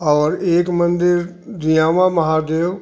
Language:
Hindi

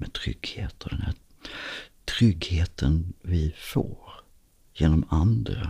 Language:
Swedish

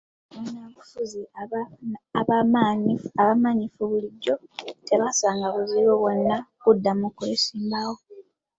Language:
Ganda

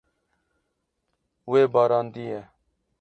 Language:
Kurdish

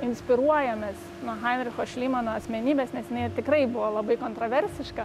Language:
Lithuanian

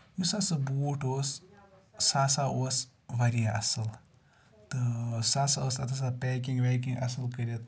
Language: Kashmiri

